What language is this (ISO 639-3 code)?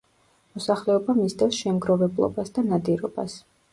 kat